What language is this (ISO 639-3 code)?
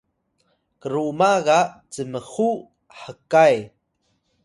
tay